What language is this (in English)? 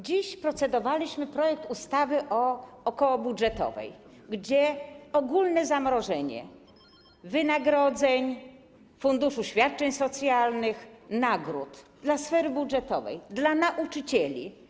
Polish